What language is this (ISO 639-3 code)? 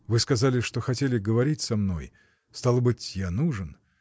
rus